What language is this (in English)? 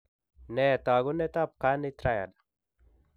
Kalenjin